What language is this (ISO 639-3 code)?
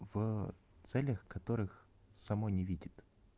rus